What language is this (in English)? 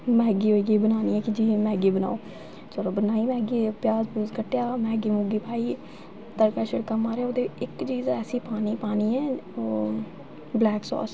Dogri